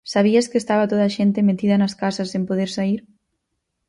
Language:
Galician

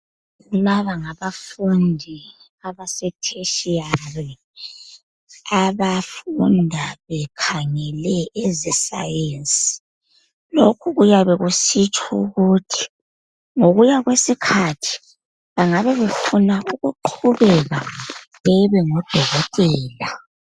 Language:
North Ndebele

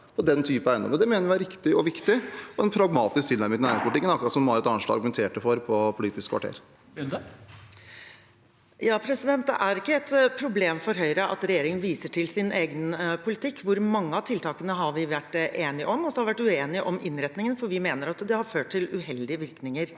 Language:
Norwegian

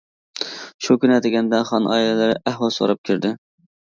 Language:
Uyghur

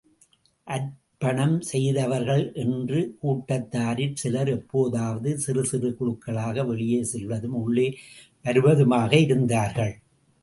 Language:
Tamil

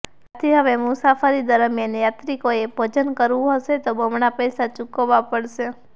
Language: Gujarati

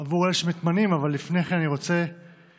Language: Hebrew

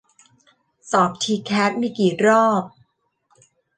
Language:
Thai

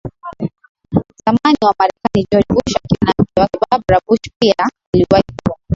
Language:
Swahili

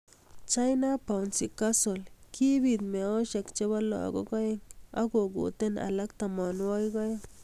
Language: Kalenjin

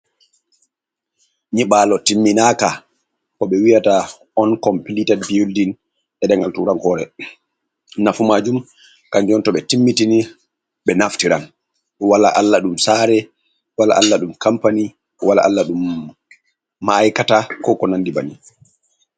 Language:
Fula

